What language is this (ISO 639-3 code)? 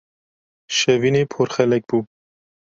kur